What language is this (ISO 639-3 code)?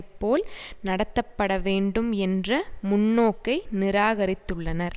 tam